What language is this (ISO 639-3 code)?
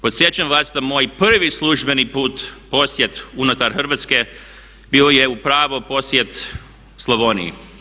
hrv